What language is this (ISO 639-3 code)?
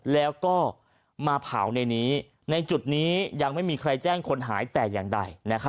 tha